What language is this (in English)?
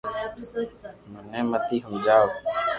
Loarki